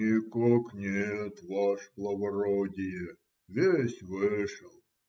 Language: Russian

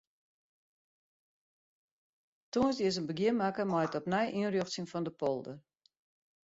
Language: Western Frisian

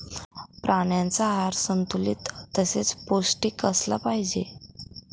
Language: Marathi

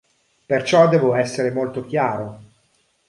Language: Italian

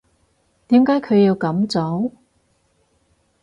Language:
Cantonese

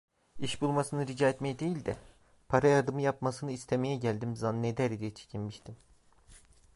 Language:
Turkish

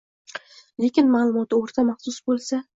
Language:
Uzbek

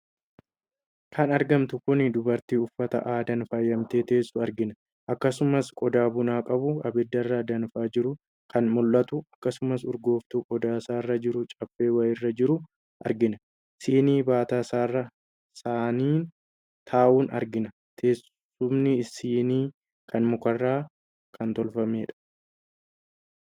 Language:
Oromo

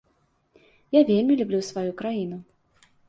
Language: Belarusian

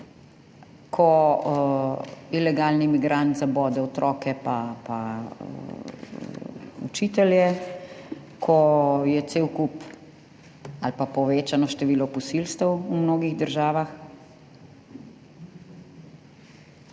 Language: Slovenian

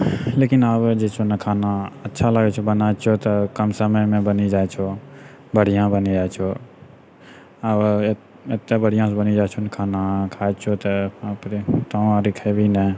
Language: Maithili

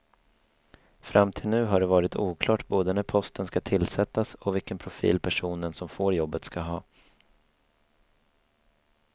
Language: Swedish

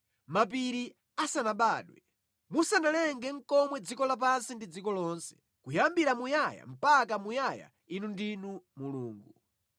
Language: Nyanja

